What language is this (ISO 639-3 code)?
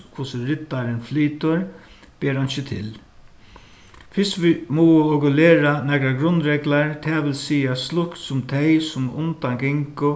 fao